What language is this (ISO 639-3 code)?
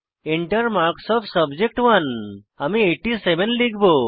ben